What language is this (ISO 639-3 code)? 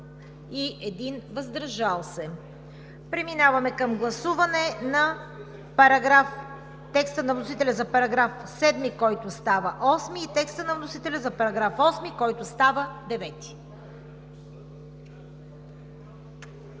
bul